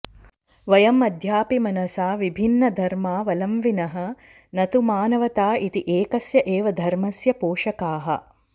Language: Sanskrit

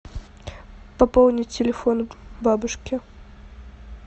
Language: Russian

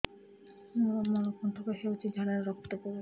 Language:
Odia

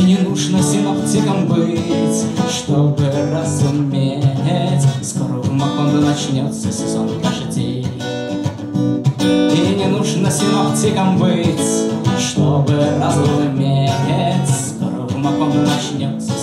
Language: Russian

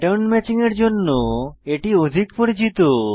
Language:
Bangla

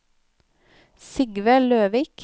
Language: Norwegian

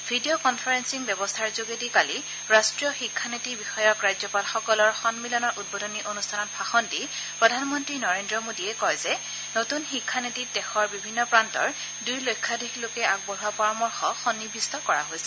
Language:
Assamese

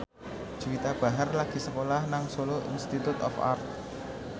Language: Javanese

